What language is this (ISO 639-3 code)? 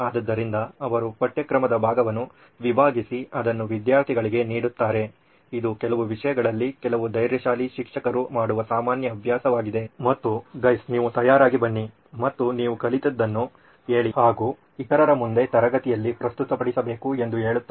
kan